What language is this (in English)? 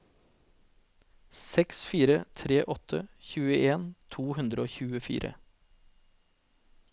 Norwegian